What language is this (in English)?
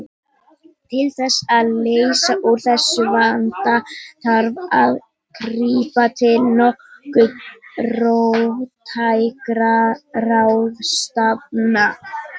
Icelandic